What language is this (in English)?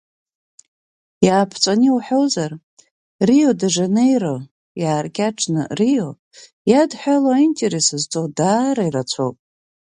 Abkhazian